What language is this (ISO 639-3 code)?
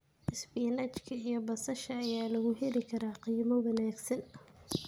som